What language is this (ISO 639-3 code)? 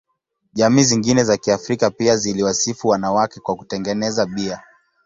swa